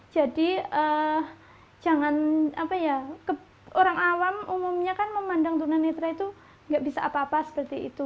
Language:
Indonesian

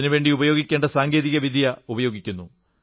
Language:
Malayalam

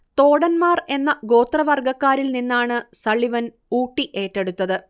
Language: Malayalam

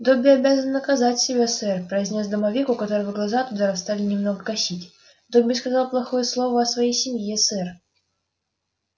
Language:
Russian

